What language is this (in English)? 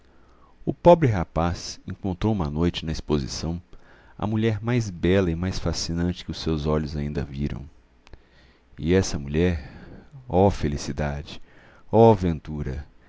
Portuguese